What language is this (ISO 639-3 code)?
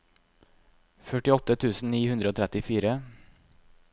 nor